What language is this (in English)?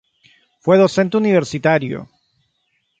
Spanish